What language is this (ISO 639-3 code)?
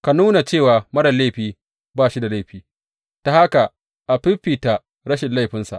hau